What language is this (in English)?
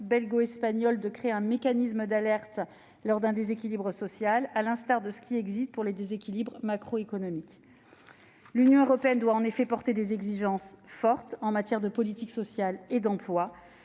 French